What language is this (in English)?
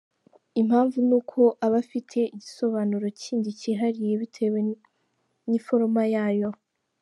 Kinyarwanda